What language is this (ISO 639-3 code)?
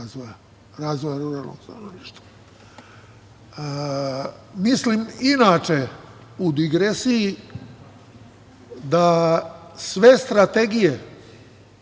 srp